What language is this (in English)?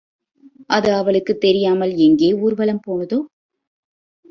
Tamil